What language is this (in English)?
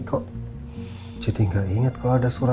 Indonesian